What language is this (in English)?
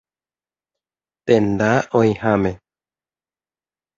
Guarani